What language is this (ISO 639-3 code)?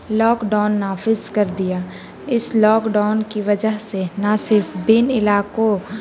urd